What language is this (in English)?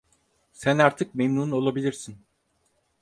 Turkish